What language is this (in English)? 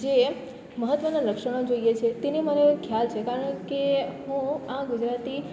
Gujarati